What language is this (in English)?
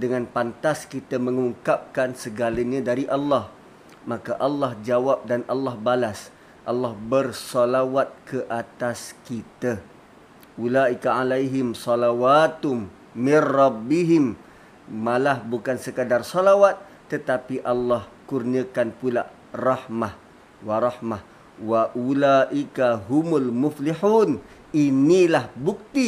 Malay